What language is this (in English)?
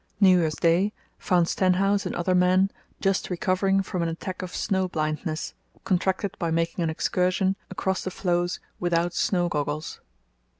English